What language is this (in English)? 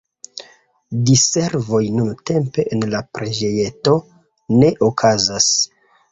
Esperanto